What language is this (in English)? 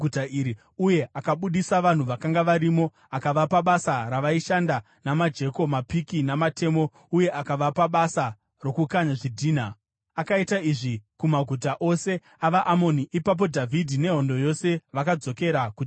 Shona